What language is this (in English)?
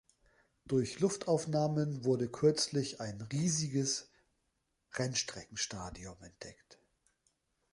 German